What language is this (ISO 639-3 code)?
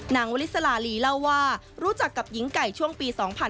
tha